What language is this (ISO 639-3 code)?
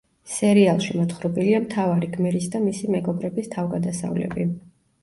kat